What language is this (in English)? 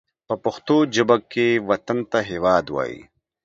Pashto